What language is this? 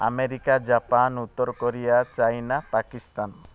Odia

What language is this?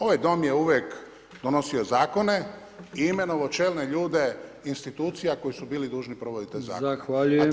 Croatian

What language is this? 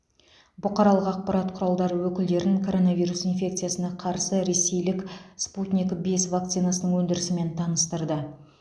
Kazakh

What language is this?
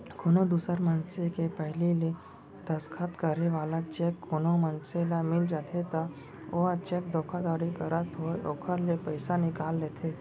Chhattisgarhi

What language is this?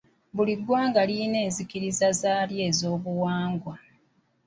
Ganda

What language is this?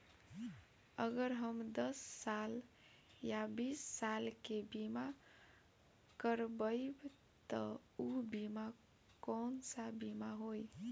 Bhojpuri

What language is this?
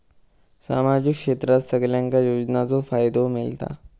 Marathi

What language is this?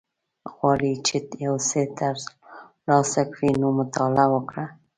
Pashto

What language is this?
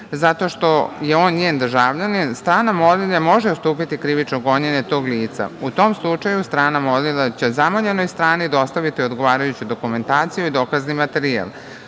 Serbian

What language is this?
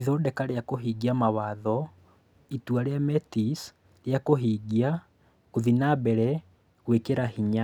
Kikuyu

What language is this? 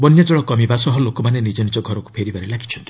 Odia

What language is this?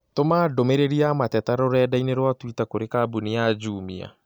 Kikuyu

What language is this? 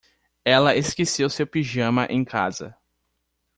Portuguese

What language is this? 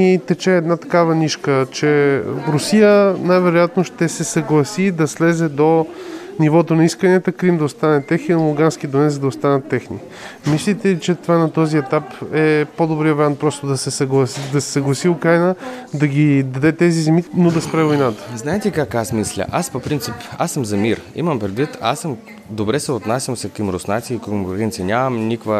Bulgarian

